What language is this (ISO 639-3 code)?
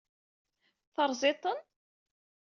kab